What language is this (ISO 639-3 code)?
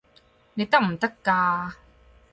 yue